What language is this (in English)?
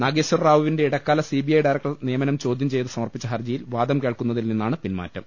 Malayalam